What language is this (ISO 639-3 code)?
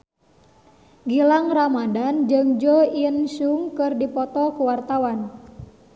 sun